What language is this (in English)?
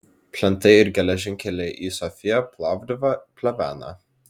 Lithuanian